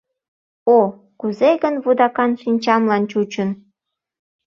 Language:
Mari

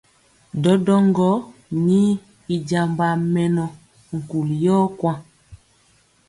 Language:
Mpiemo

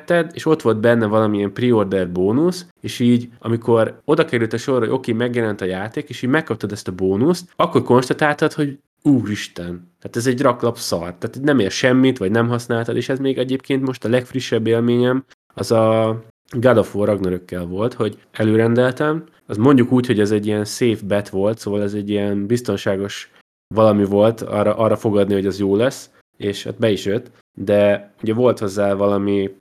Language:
Hungarian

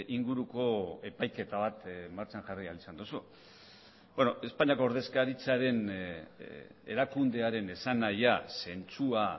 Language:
Basque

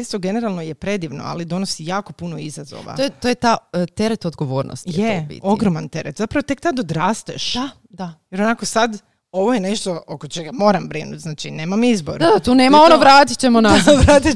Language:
Croatian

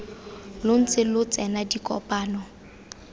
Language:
Tswana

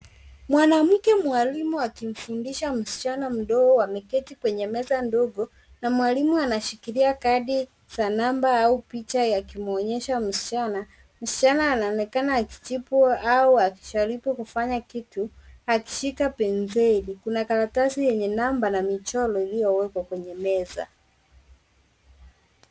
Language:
Swahili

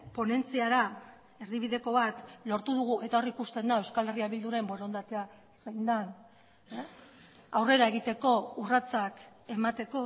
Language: Basque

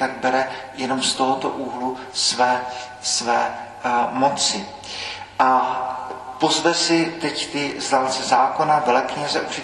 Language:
Czech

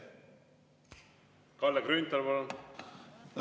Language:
Estonian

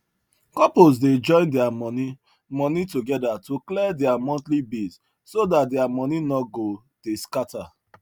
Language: Nigerian Pidgin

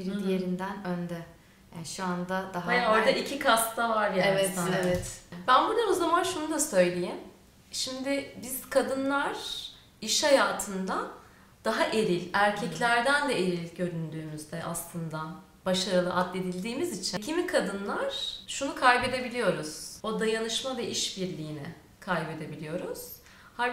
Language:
Turkish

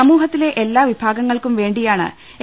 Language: Malayalam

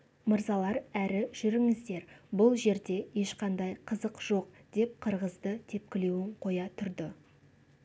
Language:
Kazakh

